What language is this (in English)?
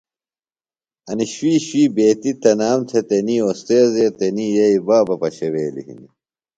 Phalura